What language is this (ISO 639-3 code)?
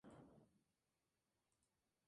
spa